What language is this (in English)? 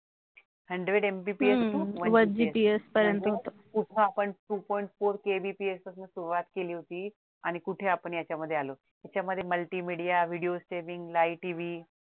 Marathi